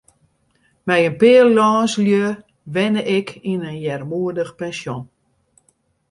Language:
Western Frisian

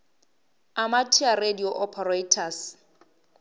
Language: Northern Sotho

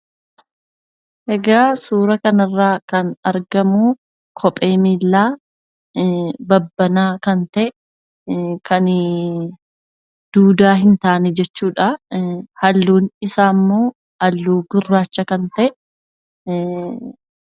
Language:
Oromo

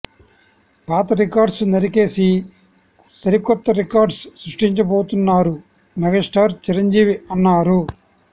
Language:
Telugu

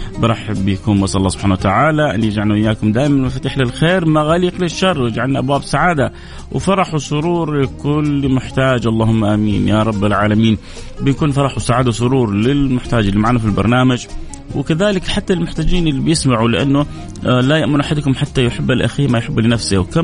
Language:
Arabic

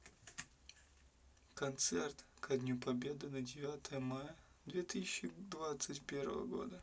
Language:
Russian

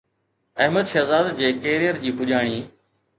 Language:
Sindhi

